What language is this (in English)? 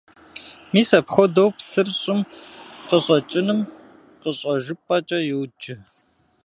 Kabardian